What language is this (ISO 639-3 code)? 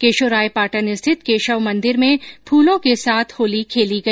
hin